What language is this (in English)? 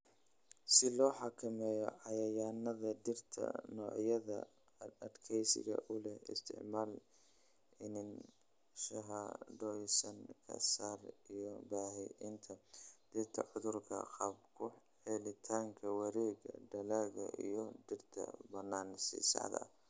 Somali